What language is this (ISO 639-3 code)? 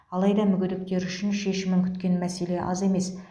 kaz